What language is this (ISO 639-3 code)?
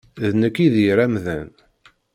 kab